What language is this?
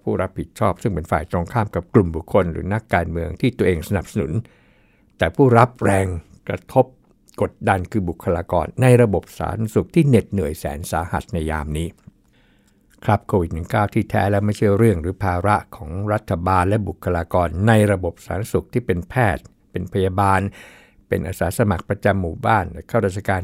Thai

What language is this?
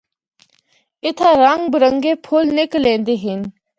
Northern Hindko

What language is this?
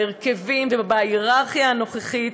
Hebrew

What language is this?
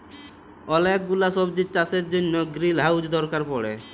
Bangla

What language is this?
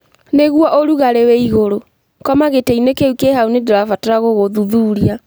Kikuyu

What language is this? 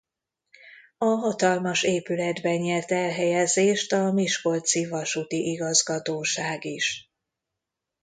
Hungarian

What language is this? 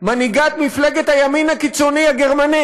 Hebrew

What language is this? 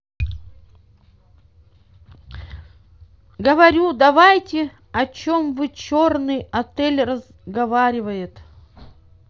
Russian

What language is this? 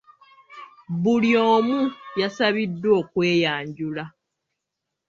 Ganda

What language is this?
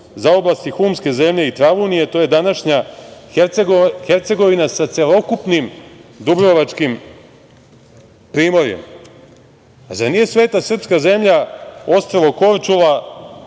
Serbian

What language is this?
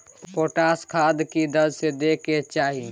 Maithili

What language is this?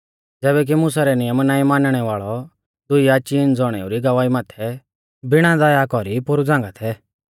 Mahasu Pahari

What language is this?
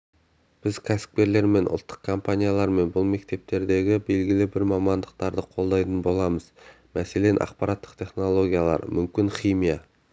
Kazakh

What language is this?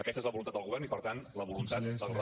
Catalan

